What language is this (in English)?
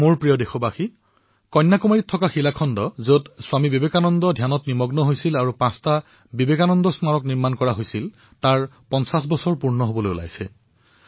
Assamese